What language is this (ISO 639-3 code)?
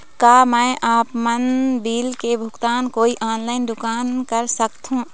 hne